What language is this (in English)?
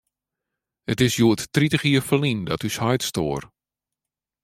Western Frisian